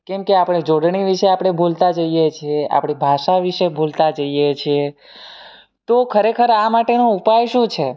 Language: Gujarati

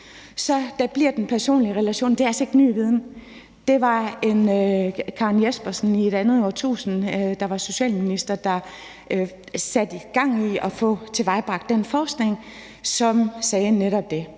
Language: Danish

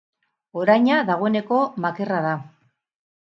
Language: Basque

